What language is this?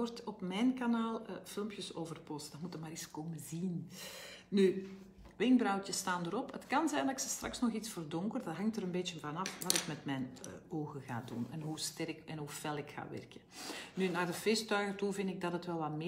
Dutch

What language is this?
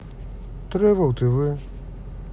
Russian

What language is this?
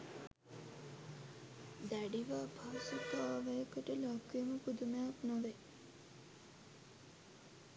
Sinhala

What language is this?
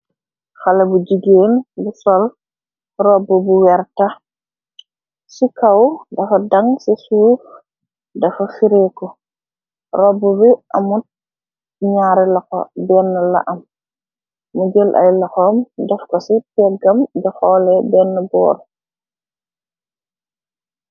Wolof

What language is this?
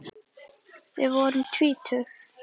Icelandic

